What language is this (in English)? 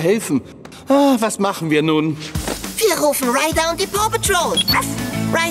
German